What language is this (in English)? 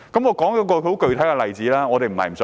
Cantonese